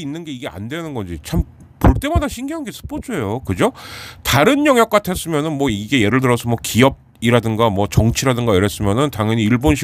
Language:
Korean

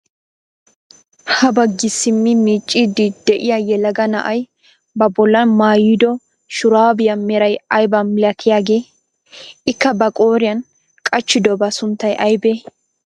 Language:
Wolaytta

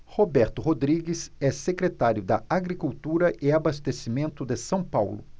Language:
Portuguese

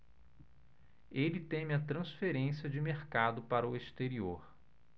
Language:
Portuguese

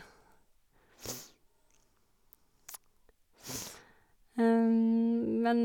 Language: Norwegian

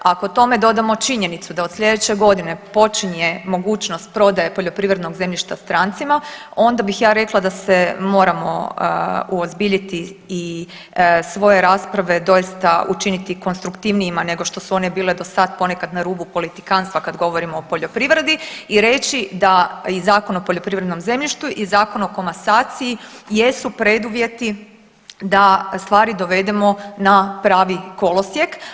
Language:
Croatian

